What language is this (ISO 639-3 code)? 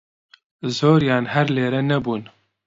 ckb